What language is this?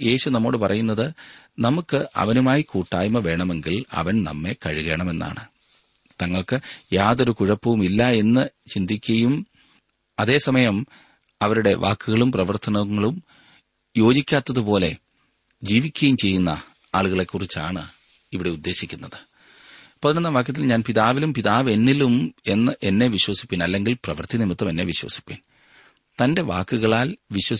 Malayalam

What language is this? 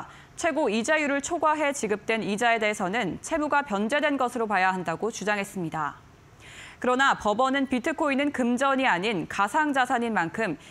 Korean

